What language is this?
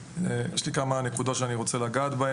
Hebrew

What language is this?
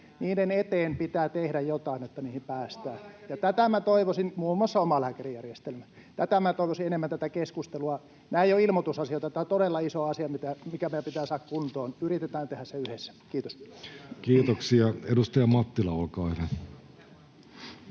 Finnish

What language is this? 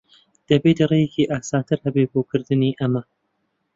Central Kurdish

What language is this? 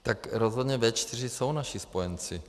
Czech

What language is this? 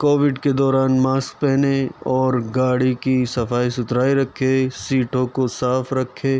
Urdu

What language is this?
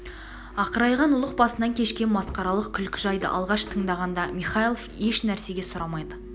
Kazakh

